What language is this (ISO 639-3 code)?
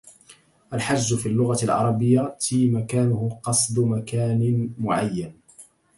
ara